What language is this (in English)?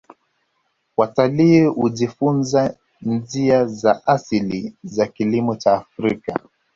Swahili